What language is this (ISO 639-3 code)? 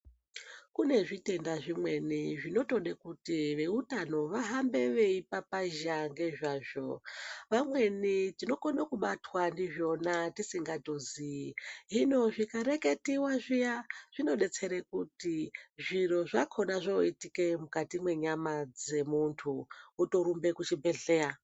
ndc